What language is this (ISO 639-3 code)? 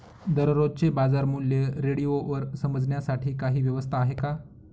mar